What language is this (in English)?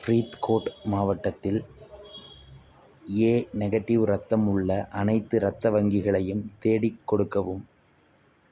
Tamil